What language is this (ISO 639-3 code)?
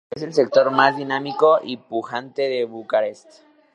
spa